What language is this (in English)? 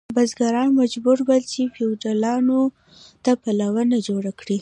Pashto